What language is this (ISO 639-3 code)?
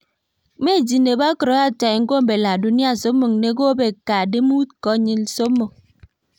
kln